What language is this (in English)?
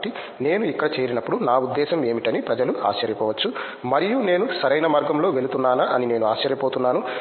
Telugu